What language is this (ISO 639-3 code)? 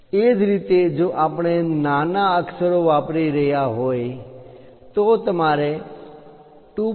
guj